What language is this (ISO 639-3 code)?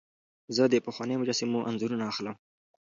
pus